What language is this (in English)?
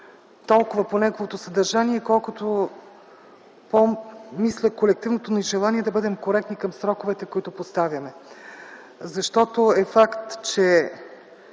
Bulgarian